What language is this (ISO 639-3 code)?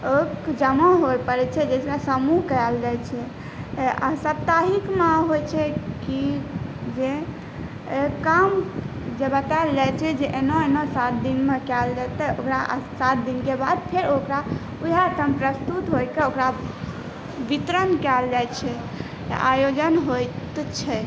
mai